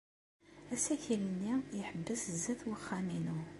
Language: Kabyle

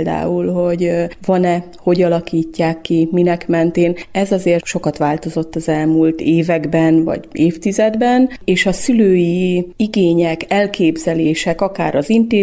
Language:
Hungarian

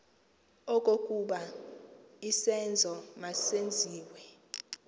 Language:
Xhosa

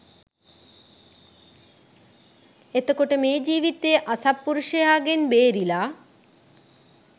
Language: Sinhala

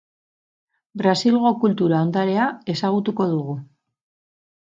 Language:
Basque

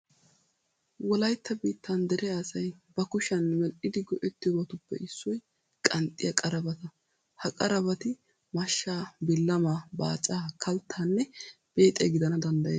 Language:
Wolaytta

